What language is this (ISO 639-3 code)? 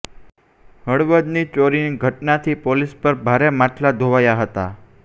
guj